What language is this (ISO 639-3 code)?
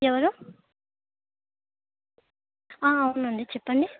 tel